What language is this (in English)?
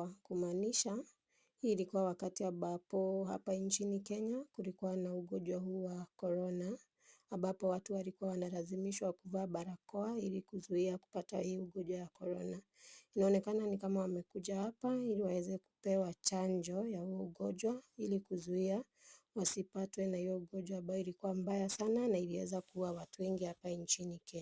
Swahili